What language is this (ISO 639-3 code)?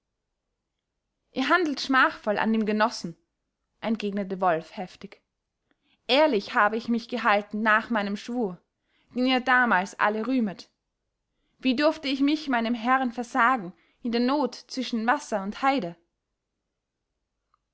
deu